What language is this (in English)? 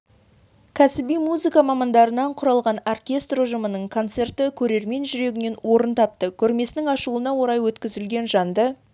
Kazakh